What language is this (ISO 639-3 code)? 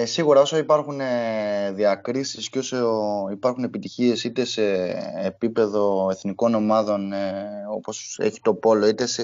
ell